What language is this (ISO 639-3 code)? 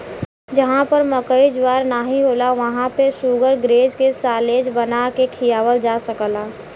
bho